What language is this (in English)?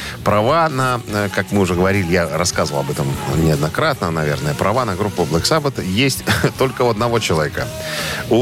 Russian